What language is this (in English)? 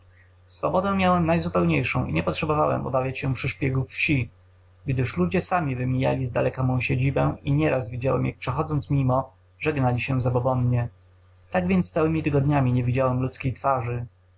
Polish